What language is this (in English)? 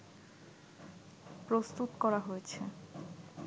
Bangla